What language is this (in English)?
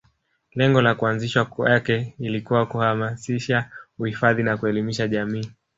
Swahili